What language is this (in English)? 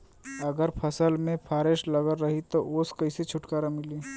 Bhojpuri